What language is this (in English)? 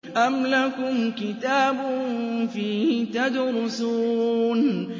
Arabic